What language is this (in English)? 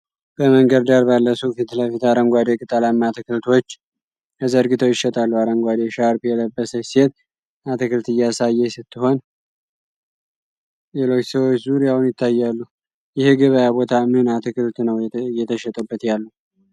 Amharic